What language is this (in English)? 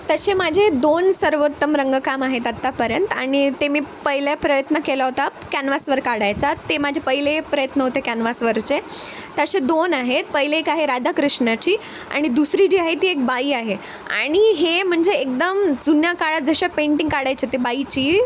Marathi